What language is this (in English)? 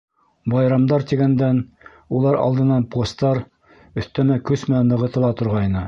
Bashkir